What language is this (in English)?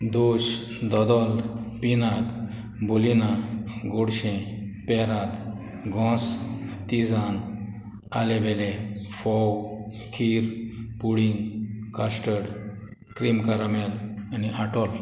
Konkani